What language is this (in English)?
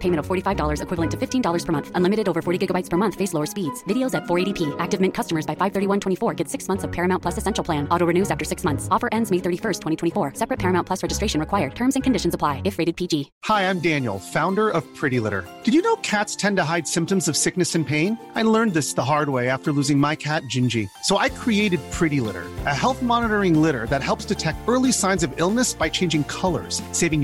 Urdu